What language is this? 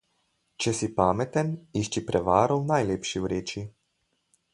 Slovenian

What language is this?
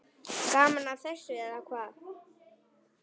Icelandic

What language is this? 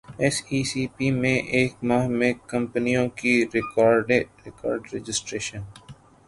Urdu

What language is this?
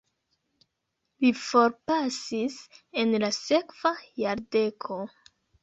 Esperanto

